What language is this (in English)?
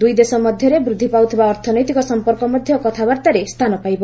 Odia